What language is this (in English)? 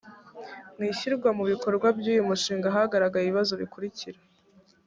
Kinyarwanda